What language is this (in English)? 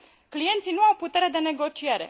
Romanian